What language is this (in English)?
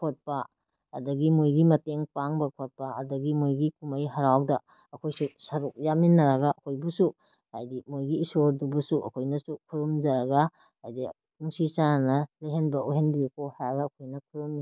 Manipuri